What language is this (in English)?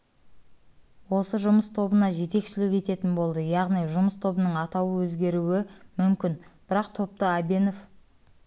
Kazakh